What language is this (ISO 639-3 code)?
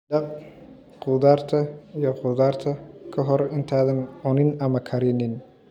som